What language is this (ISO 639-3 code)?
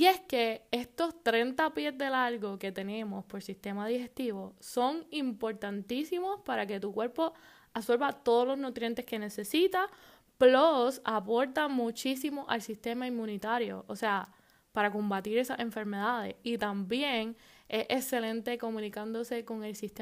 spa